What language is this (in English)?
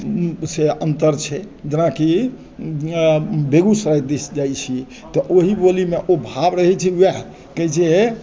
Maithili